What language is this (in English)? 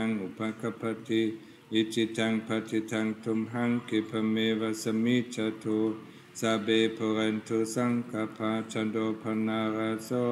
Thai